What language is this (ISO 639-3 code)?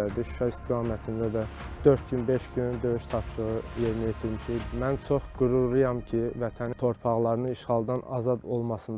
tur